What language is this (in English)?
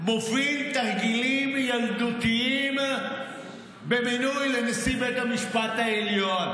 Hebrew